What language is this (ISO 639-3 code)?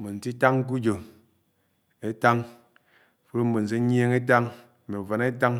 anw